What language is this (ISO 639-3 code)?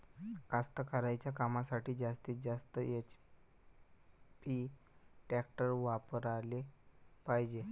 mar